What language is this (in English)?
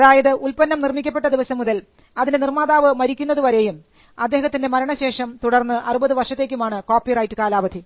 Malayalam